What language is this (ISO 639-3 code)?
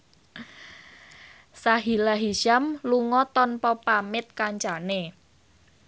jav